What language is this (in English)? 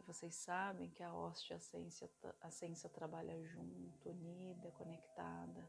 Portuguese